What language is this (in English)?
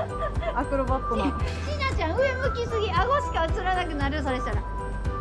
Japanese